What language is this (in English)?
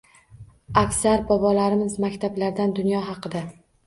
Uzbek